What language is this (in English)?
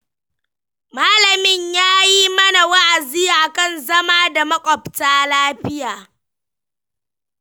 Hausa